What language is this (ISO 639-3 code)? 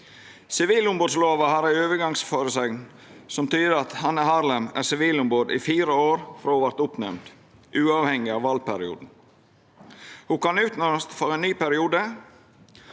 nor